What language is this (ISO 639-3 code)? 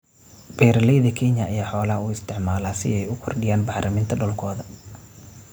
som